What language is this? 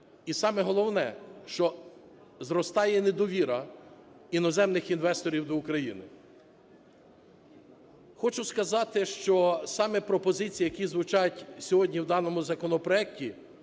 Ukrainian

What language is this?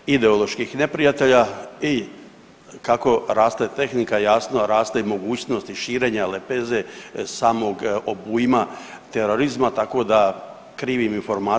Croatian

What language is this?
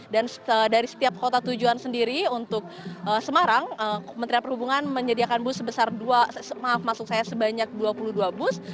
Indonesian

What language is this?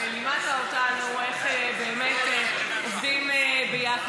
Hebrew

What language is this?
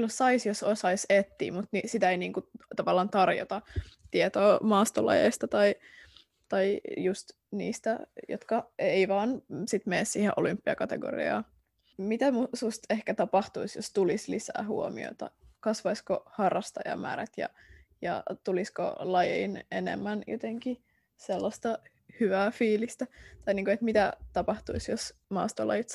Finnish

